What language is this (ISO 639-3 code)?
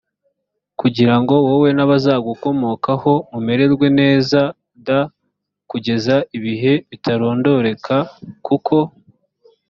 kin